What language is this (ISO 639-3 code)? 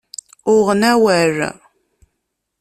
kab